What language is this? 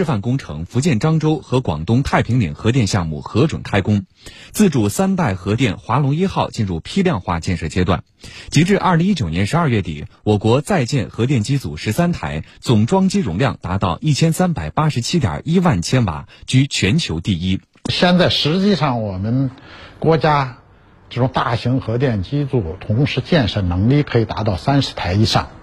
Chinese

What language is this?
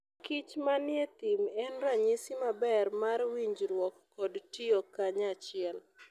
Luo (Kenya and Tanzania)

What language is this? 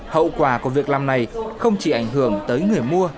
Vietnamese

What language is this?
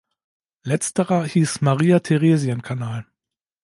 German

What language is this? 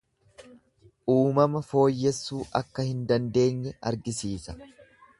Oromo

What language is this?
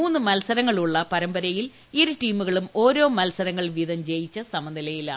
Malayalam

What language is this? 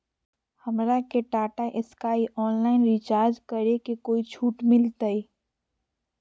Magahi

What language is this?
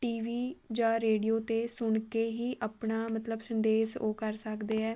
Punjabi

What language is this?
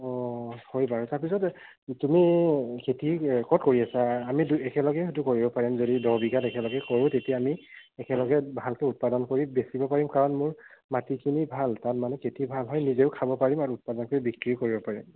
Assamese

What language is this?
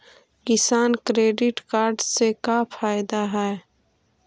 Magahi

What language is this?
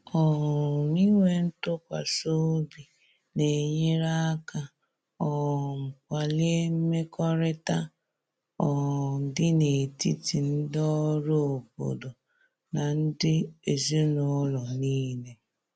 Igbo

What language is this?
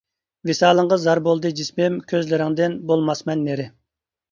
Uyghur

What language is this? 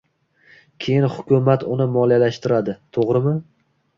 Uzbek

